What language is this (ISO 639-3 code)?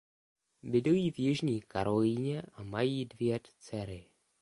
ces